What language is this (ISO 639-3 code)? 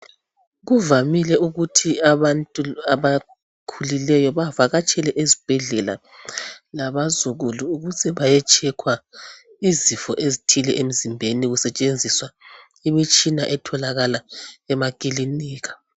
nde